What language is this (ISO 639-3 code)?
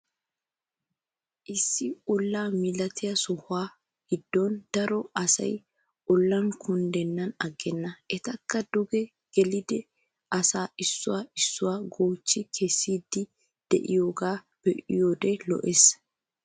wal